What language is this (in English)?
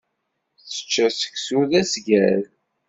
Kabyle